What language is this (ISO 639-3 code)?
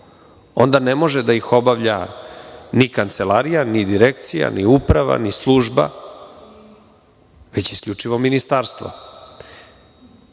srp